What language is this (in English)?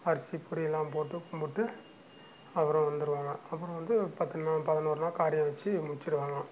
Tamil